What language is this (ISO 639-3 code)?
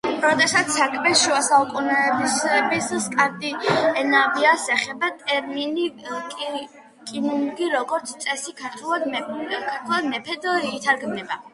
kat